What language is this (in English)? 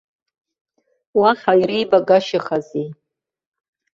Abkhazian